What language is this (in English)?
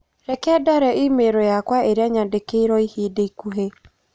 Kikuyu